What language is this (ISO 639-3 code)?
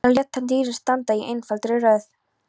isl